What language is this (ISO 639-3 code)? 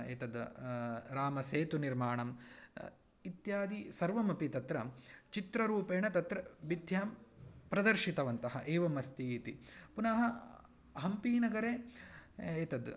san